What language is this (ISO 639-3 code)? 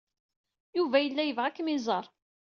kab